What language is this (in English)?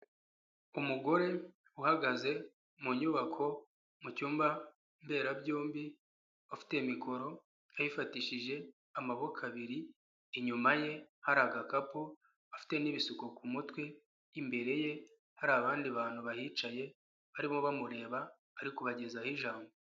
Kinyarwanda